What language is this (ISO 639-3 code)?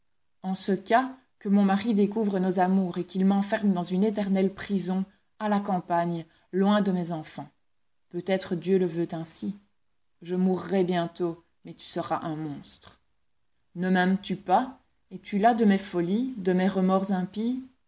fra